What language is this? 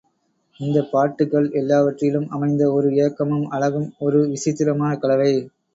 Tamil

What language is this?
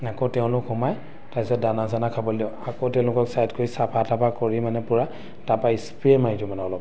Assamese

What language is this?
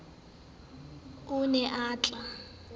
Southern Sotho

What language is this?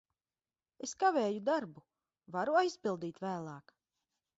Latvian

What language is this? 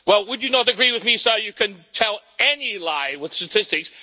English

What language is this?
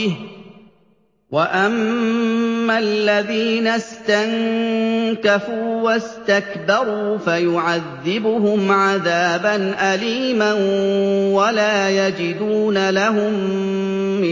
Arabic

